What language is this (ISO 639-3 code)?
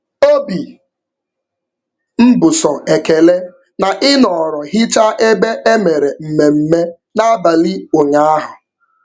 ibo